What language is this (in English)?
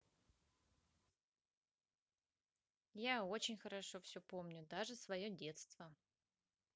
Russian